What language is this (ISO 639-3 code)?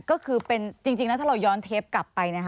tha